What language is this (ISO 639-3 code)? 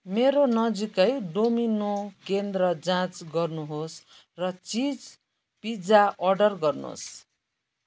nep